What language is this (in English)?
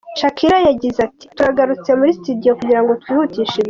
Kinyarwanda